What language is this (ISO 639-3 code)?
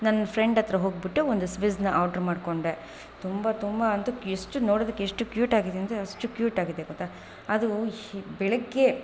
kan